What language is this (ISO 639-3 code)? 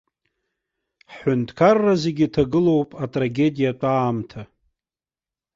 abk